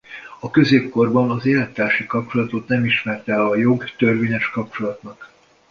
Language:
Hungarian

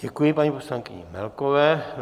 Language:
Czech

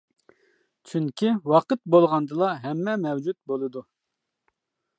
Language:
Uyghur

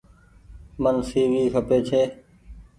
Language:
Goaria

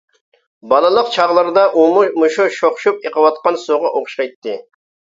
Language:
Uyghur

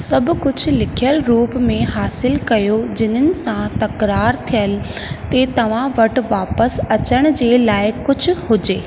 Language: Sindhi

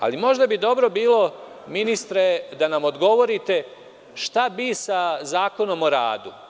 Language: Serbian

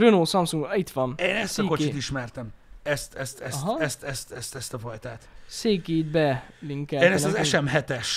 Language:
Hungarian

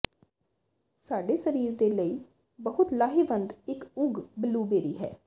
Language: Punjabi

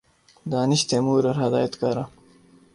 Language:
Urdu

